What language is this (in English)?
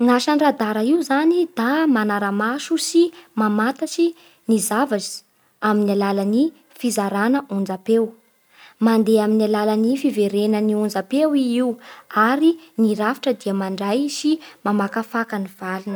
Bara Malagasy